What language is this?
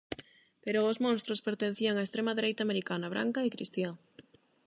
Galician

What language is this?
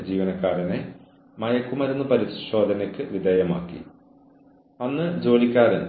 Malayalam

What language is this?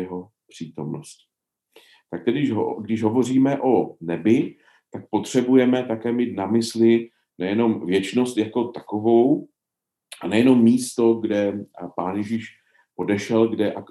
Czech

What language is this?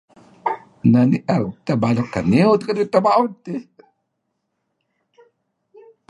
Kelabit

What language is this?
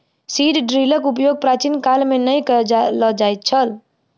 Maithili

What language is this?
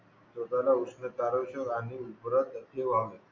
Marathi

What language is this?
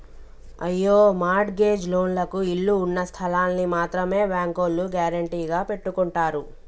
Telugu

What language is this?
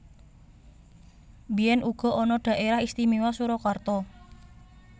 Javanese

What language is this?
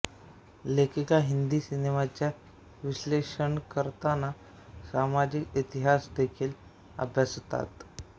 Marathi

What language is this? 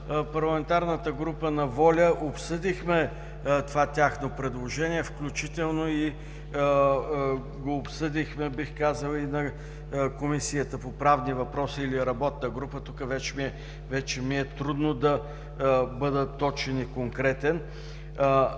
Bulgarian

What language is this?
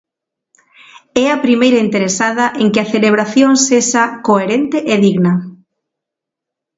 Galician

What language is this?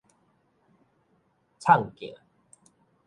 Min Nan Chinese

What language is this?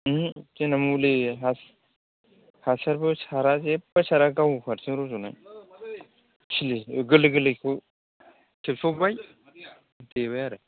Bodo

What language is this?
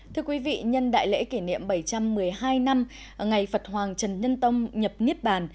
Vietnamese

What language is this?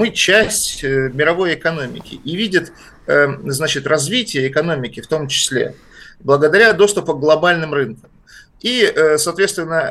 Russian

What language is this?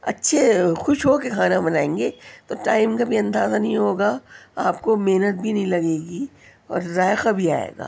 Urdu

